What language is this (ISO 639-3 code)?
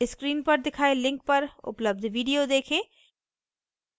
hin